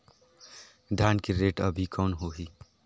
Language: Chhattisgarhi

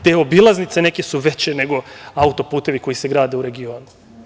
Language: Serbian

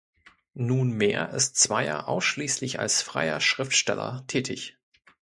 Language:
German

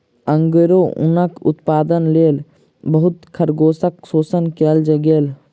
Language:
Maithili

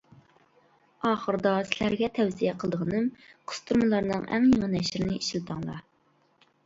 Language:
Uyghur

